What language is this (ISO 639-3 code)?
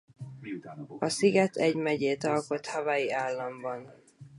hun